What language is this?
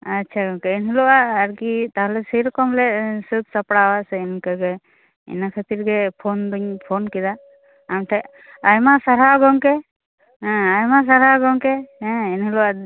Santali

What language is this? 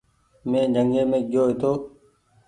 Goaria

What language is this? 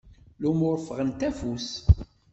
Kabyle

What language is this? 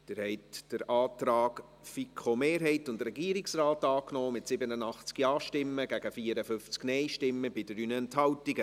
Swiss German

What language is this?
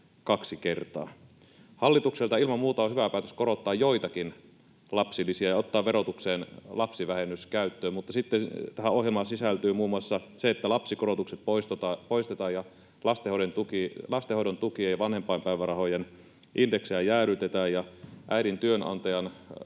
Finnish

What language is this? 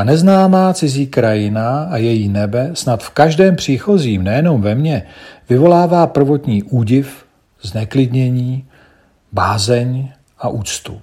Czech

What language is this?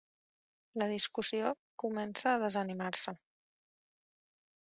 Catalan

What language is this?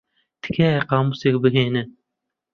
Central Kurdish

